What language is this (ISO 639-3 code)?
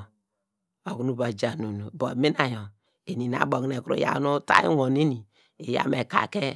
deg